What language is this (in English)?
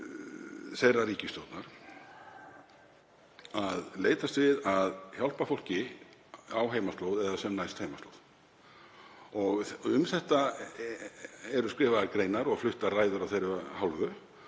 Icelandic